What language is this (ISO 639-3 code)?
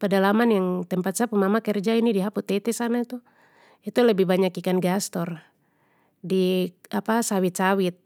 pmy